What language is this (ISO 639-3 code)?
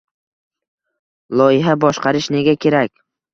uzb